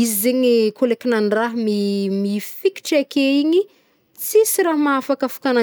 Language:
Northern Betsimisaraka Malagasy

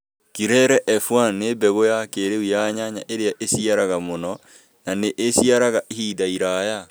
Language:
Kikuyu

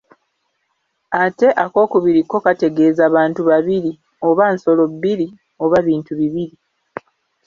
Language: Ganda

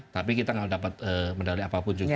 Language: Indonesian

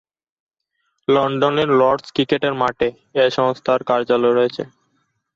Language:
Bangla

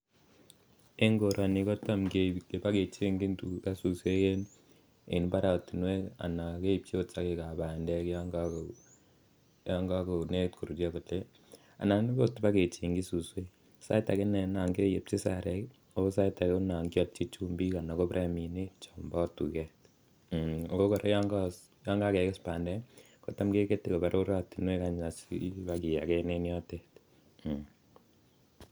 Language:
Kalenjin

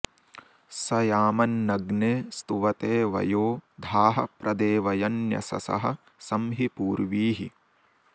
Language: Sanskrit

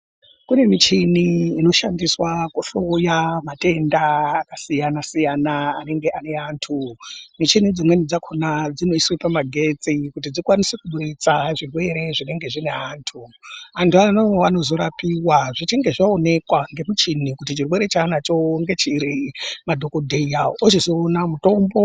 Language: Ndau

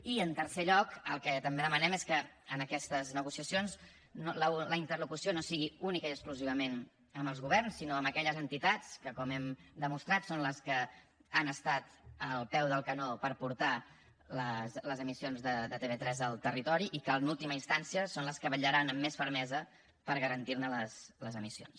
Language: Catalan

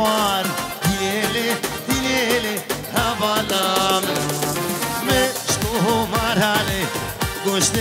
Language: Arabic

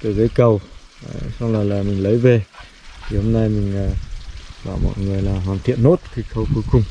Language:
Vietnamese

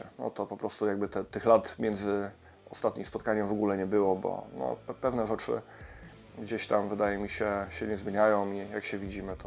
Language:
Polish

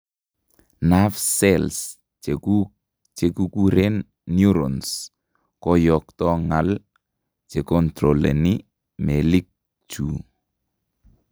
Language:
Kalenjin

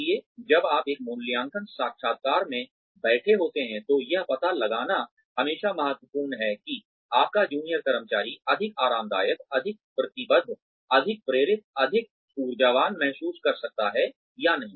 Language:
Hindi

